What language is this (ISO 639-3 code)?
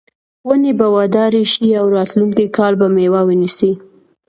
pus